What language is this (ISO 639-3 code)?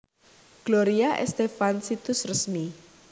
jav